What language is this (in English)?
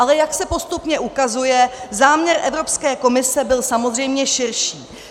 Czech